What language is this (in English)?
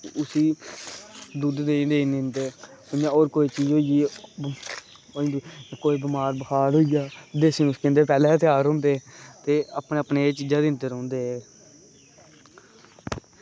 Dogri